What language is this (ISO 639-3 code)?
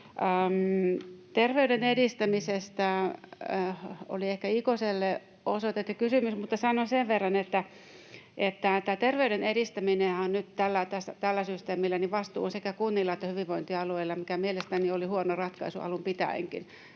fin